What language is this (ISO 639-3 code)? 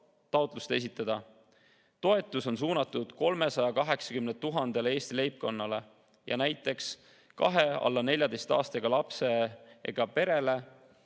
est